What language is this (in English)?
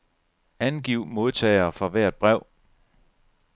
Danish